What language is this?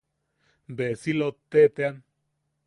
Yaqui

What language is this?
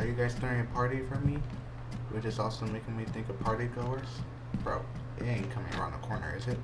English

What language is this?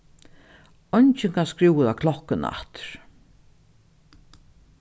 Faroese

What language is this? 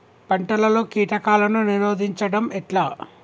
Telugu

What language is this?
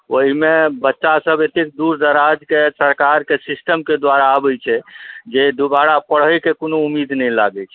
Maithili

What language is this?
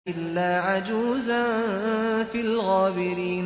Arabic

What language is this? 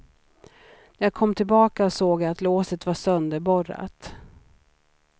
Swedish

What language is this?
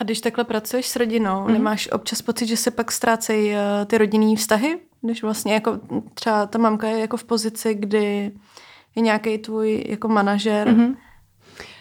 Czech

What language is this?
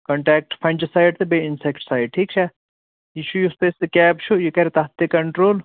Kashmiri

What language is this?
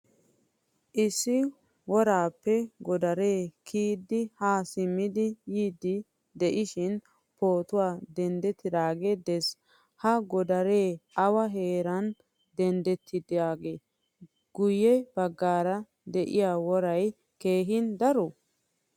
Wolaytta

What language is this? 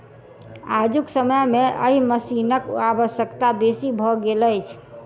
Maithili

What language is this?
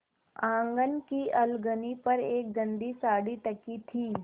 Hindi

